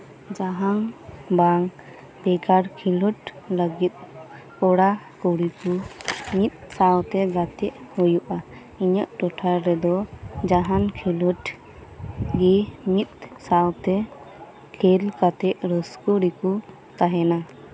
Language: Santali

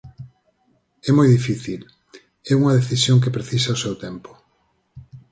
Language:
Galician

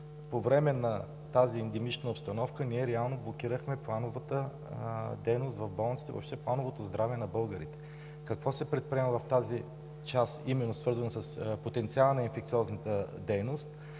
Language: Bulgarian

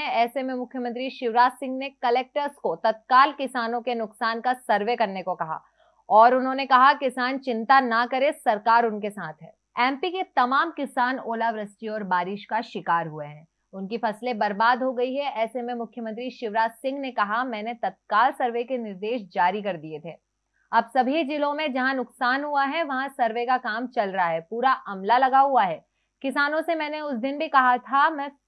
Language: Hindi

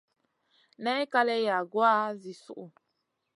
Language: Masana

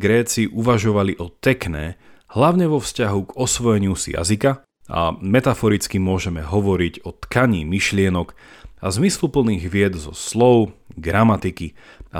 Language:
Slovak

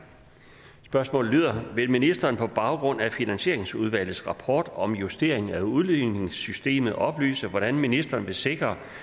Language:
Danish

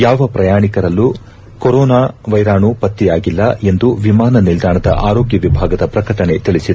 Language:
Kannada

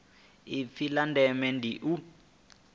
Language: Venda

